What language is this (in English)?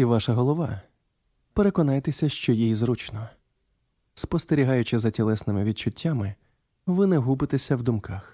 Ukrainian